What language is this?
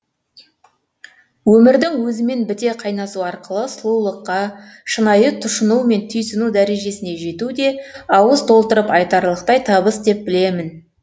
Kazakh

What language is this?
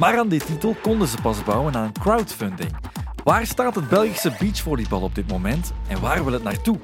Dutch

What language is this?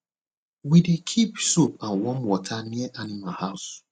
Nigerian Pidgin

